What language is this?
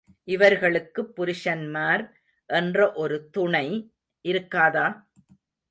Tamil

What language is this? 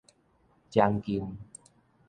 Min Nan Chinese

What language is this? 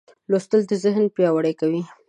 Pashto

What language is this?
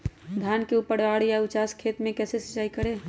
Magahi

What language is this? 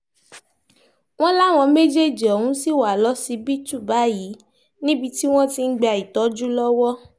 Yoruba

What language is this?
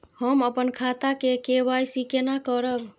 Maithili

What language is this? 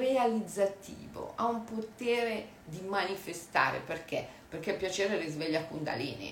Italian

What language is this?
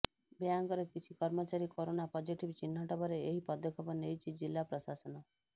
Odia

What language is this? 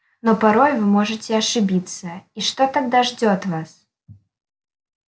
Russian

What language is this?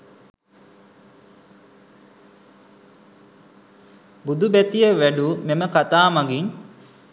Sinhala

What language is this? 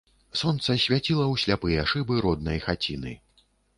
Belarusian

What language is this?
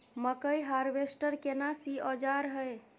Maithili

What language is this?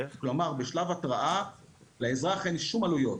Hebrew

